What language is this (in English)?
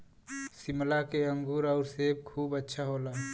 Bhojpuri